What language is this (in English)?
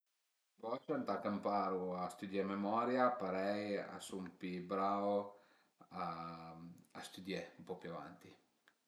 Piedmontese